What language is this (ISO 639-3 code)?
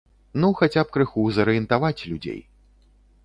bel